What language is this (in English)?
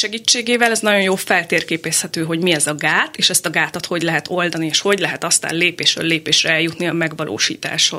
Hungarian